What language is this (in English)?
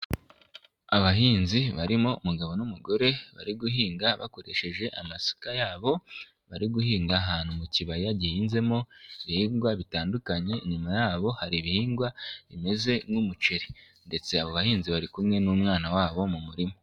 Kinyarwanda